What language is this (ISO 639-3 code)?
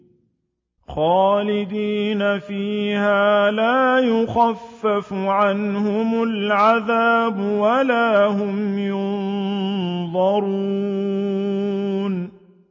ara